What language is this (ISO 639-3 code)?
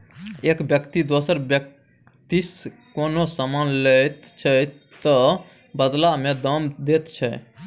mai